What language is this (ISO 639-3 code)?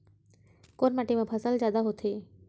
hne